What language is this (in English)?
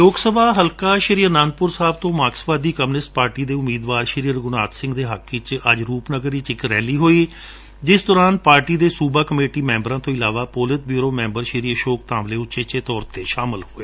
Punjabi